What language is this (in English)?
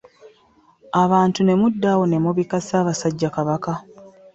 Ganda